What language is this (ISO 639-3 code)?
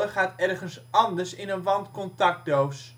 nld